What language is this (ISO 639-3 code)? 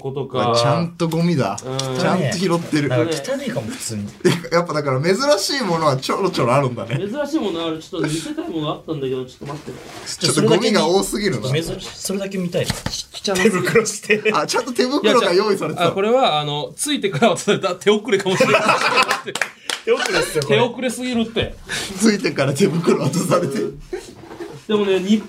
jpn